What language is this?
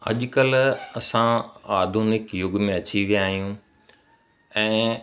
Sindhi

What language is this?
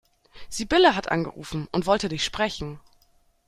German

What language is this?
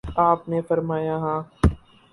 Urdu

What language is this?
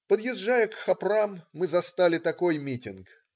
Russian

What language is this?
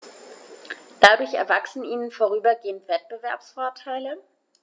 German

